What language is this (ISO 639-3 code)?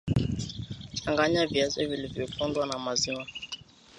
swa